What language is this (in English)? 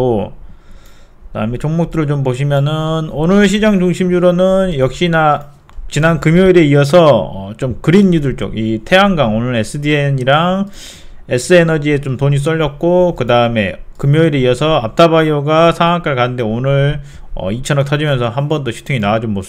Korean